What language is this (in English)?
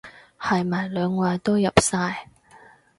Cantonese